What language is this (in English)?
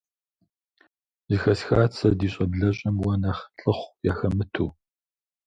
Kabardian